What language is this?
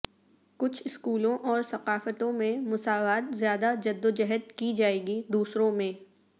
Urdu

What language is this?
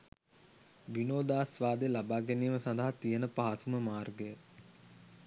Sinhala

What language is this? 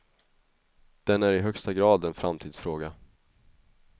Swedish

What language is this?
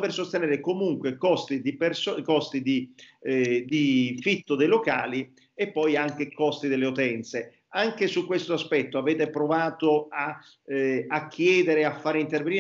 Italian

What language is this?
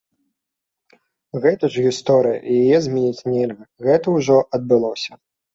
Belarusian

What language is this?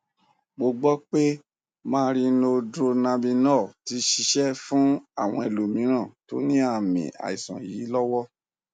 Yoruba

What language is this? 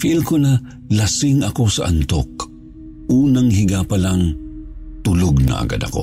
Filipino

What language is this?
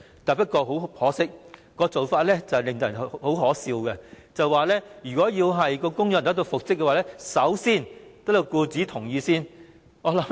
Cantonese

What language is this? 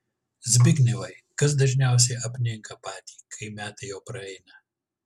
Lithuanian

